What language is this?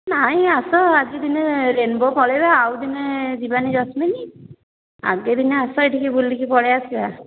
Odia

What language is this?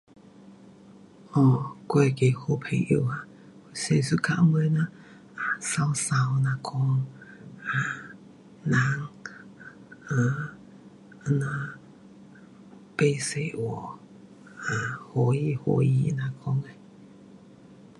Pu-Xian Chinese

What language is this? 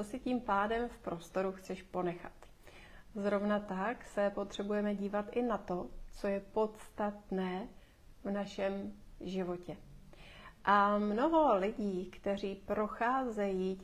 Czech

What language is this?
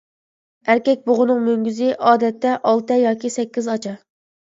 Uyghur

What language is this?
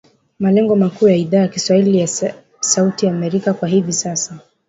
Swahili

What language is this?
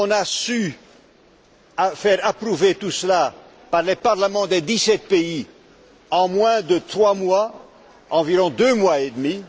French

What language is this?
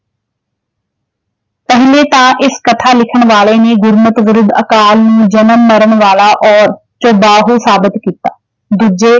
Punjabi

